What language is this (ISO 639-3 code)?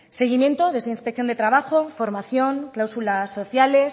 spa